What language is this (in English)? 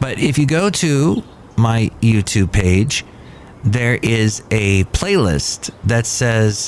English